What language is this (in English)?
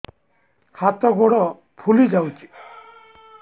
Odia